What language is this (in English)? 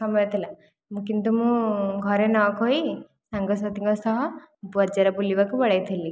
Odia